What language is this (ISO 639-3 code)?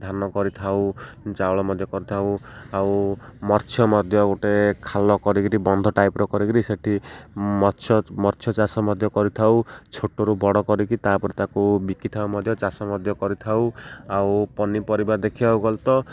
ori